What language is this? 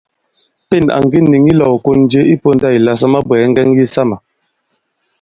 Bankon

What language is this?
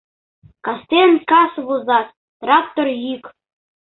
Mari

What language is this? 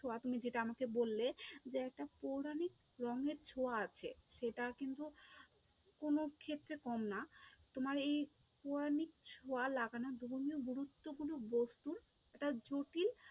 Bangla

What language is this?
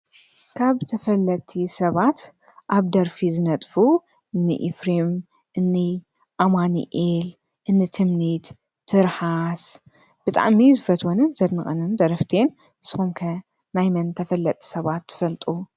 Tigrinya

